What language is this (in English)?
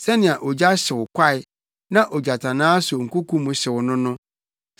Akan